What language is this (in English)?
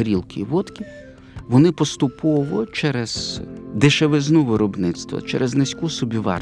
Ukrainian